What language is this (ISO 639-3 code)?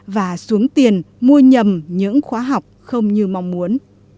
vie